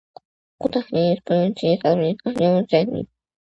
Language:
Georgian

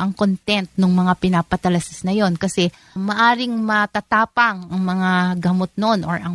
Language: Filipino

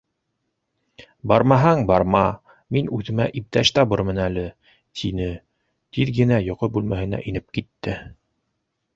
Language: Bashkir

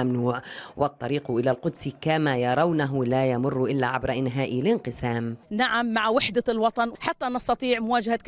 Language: Arabic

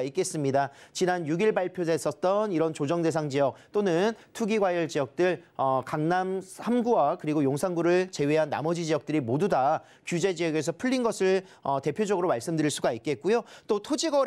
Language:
Korean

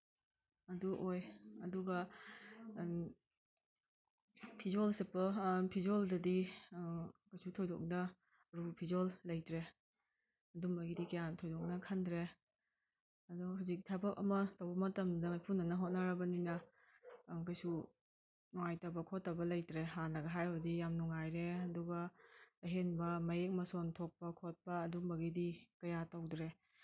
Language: Manipuri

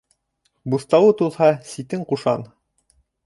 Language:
Bashkir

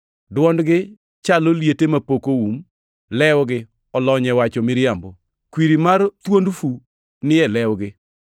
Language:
Luo (Kenya and Tanzania)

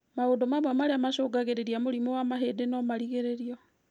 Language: Kikuyu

